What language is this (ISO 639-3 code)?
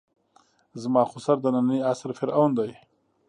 pus